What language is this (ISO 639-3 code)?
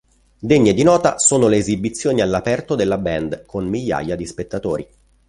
ita